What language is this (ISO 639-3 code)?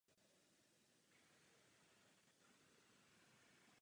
ces